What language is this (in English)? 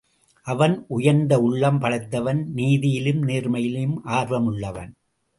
Tamil